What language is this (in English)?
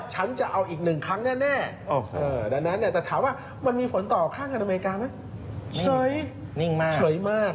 Thai